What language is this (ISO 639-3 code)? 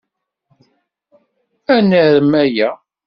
kab